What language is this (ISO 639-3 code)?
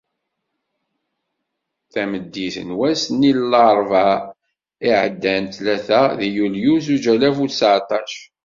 kab